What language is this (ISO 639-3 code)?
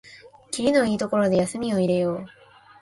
jpn